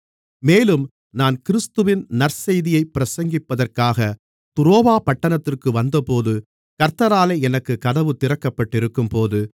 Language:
Tamil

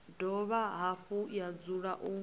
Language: Venda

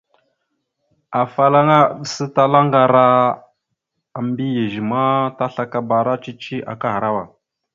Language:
Mada (Cameroon)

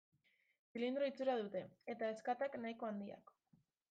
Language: Basque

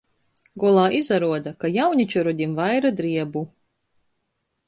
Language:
Latgalian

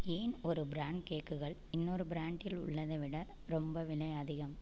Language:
Tamil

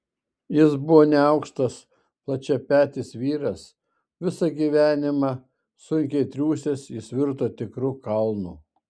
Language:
Lithuanian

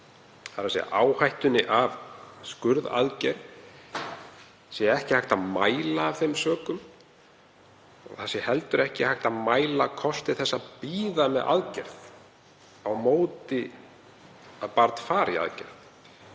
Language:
Icelandic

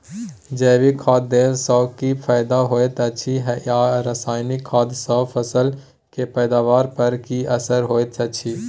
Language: Maithili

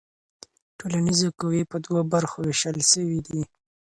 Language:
Pashto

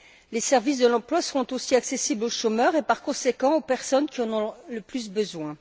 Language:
French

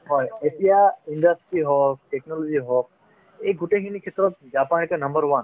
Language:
Assamese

